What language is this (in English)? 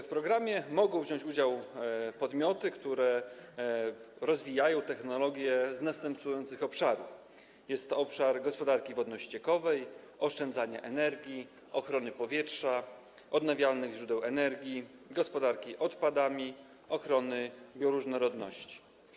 Polish